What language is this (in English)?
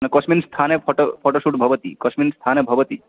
Sanskrit